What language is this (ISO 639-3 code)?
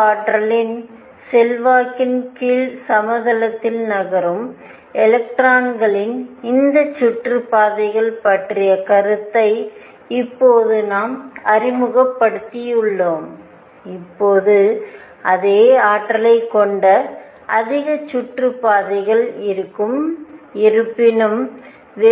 tam